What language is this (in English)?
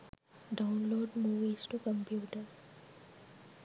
Sinhala